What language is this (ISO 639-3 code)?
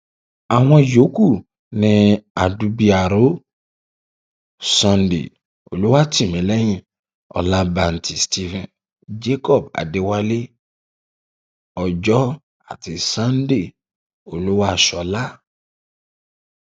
yor